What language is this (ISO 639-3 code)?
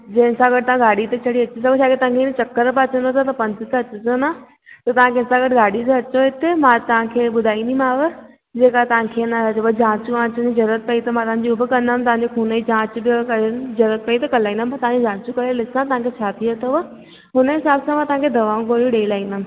snd